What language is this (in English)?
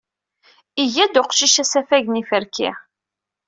Kabyle